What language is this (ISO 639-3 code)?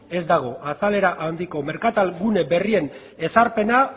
eus